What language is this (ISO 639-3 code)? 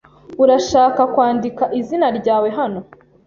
kin